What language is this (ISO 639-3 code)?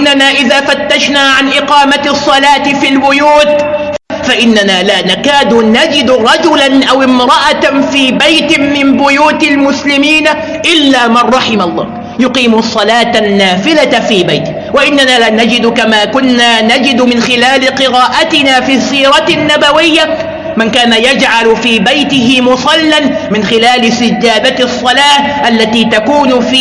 ara